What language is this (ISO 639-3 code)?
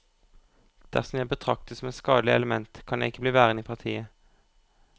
nor